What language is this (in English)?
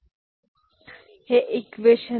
Marathi